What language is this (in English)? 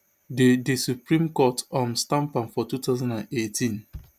Nigerian Pidgin